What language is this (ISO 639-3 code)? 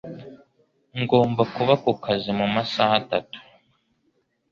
kin